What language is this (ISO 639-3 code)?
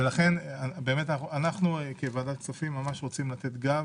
heb